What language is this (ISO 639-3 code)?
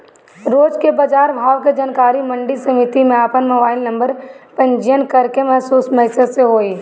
bho